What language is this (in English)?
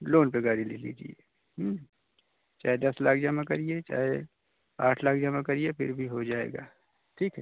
Hindi